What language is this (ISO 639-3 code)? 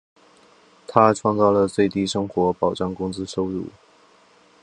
zho